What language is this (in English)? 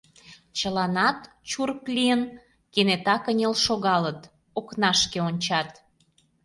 Mari